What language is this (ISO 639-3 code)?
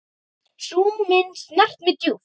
isl